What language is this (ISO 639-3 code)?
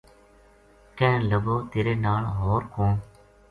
gju